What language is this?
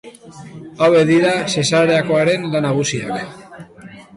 Basque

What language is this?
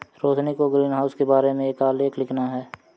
Hindi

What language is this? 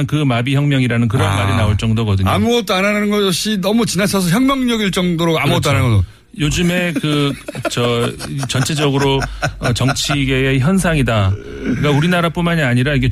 Korean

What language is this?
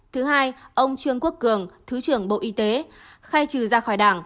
Vietnamese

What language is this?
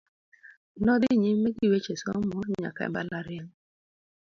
Luo (Kenya and Tanzania)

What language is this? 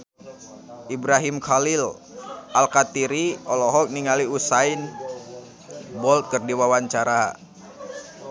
Sundanese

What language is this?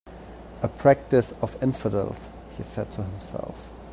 English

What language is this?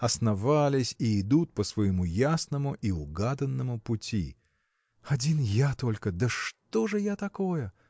Russian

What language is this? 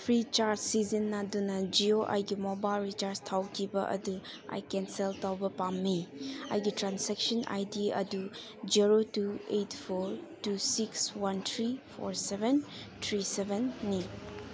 Manipuri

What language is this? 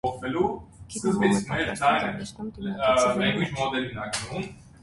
Armenian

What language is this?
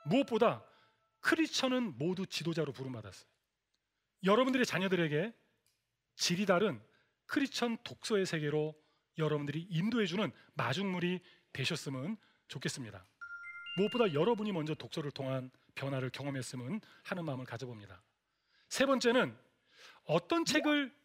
Korean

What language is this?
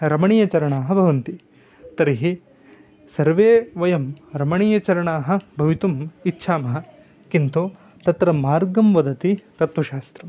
Sanskrit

